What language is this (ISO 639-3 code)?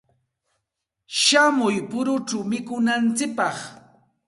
qxt